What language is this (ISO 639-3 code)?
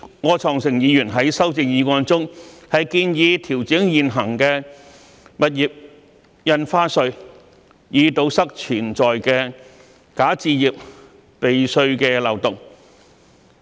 yue